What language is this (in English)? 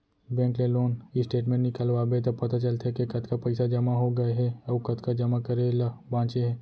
Chhattisgarhi